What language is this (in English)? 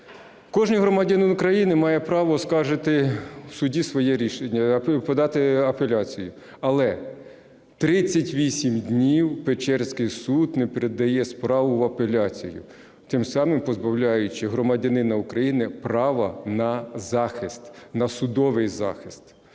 Ukrainian